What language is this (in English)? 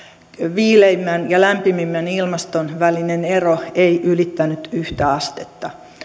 Finnish